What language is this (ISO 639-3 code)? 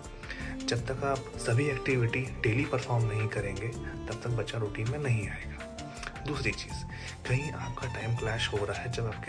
hin